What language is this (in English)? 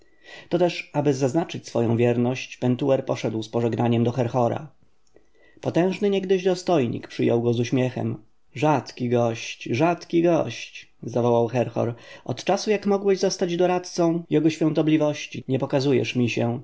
Polish